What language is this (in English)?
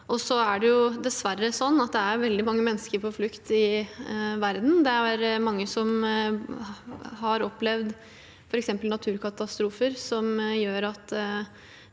Norwegian